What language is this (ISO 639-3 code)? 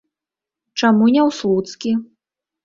bel